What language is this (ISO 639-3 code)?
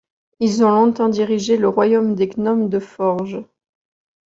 fra